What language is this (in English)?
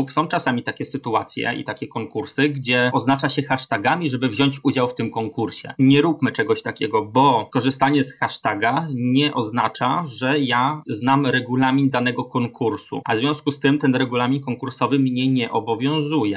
Polish